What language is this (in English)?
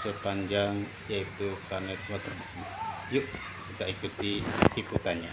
Indonesian